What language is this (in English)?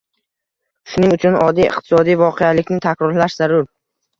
Uzbek